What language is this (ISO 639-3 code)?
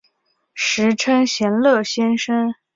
zho